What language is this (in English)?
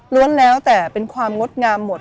Thai